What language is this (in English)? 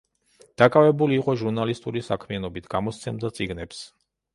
Georgian